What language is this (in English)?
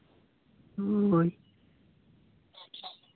Santali